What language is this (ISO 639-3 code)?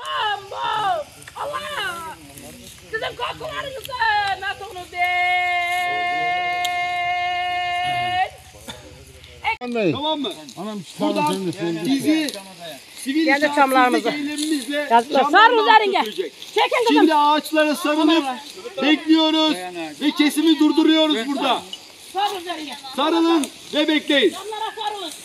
tur